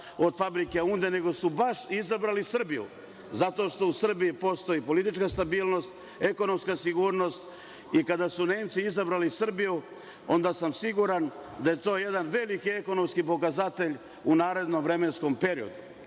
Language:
Serbian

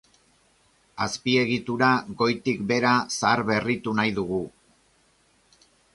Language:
Basque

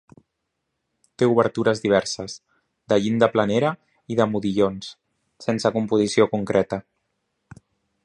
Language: Catalan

